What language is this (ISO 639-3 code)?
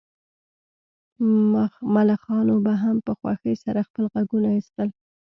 pus